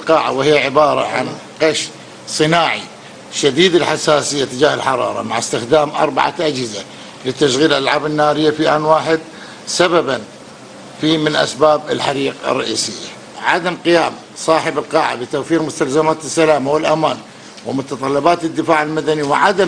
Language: Arabic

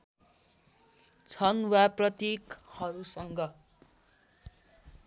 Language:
Nepali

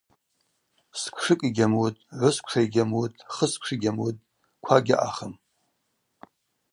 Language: Abaza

